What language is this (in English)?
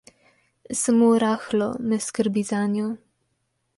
Slovenian